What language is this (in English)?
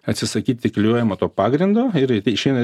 Lithuanian